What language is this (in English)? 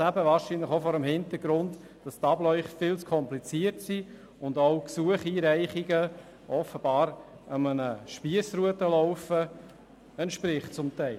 Swiss German